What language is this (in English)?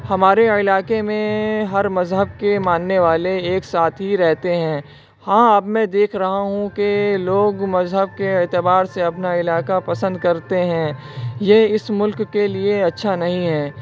Urdu